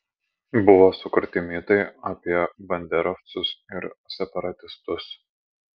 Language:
Lithuanian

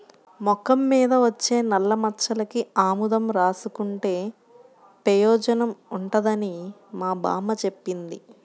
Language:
Telugu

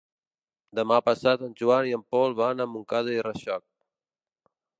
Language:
Catalan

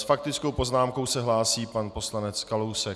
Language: Czech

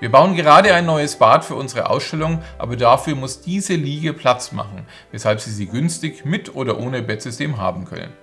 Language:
German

